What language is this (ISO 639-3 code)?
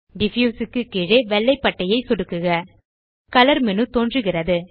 tam